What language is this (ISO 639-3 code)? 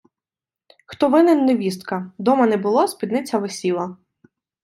ukr